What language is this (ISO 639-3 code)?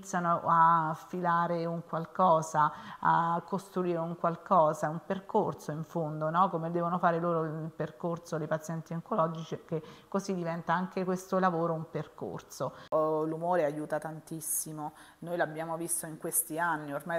ita